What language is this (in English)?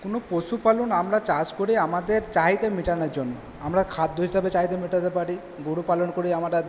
Bangla